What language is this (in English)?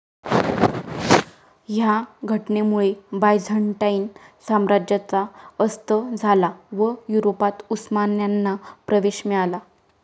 Marathi